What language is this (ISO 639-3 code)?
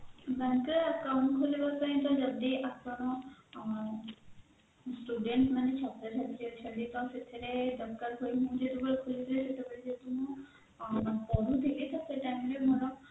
ori